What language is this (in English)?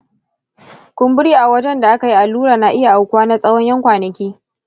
Hausa